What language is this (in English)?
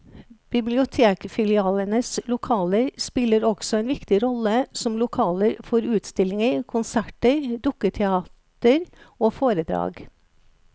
Norwegian